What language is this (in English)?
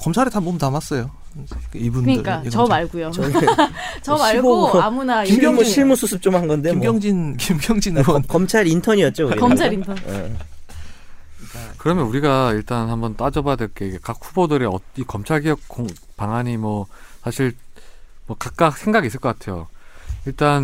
Korean